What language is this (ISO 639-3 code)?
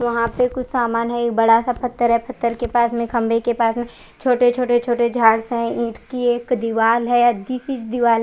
hin